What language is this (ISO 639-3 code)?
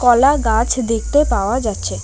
ben